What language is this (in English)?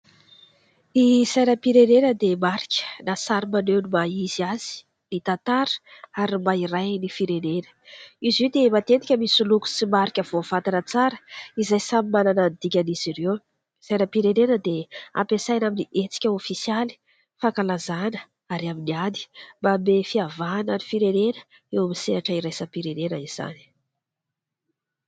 Malagasy